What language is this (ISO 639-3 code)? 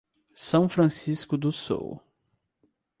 por